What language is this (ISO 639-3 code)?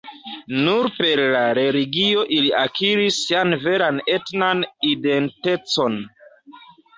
epo